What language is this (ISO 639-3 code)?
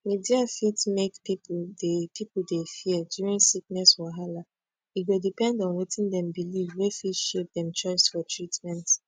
pcm